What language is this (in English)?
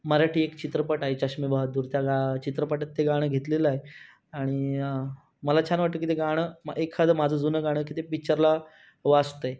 Marathi